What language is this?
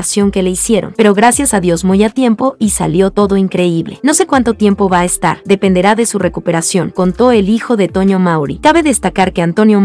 Spanish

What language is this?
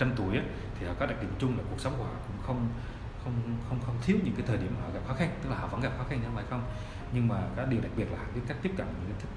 Vietnamese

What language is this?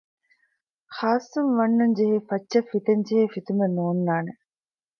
Divehi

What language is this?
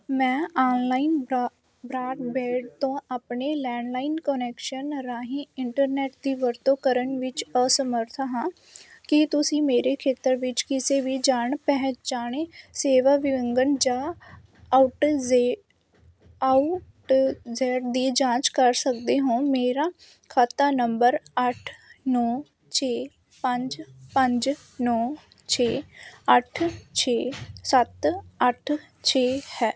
Punjabi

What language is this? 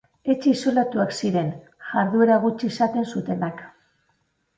Basque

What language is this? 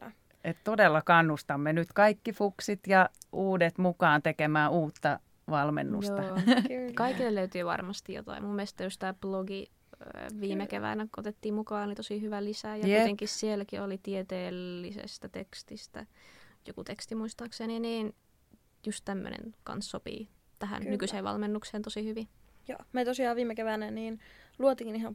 Finnish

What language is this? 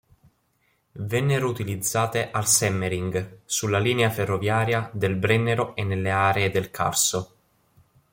Italian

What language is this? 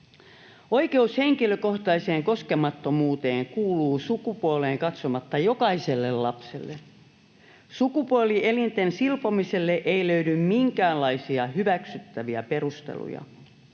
Finnish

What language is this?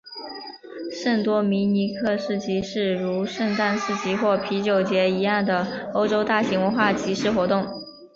Chinese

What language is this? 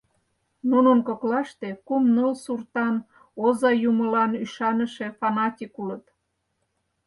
Mari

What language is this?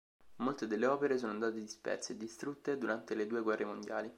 Italian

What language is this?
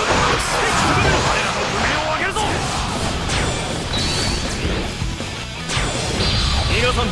Japanese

